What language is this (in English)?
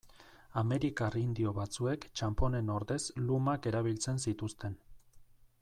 Basque